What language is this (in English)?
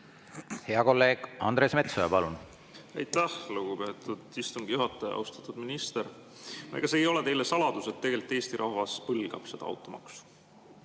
Estonian